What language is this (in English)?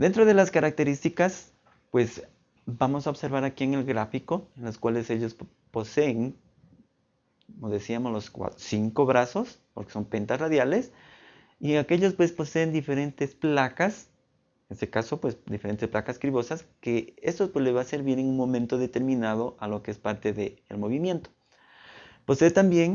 Spanish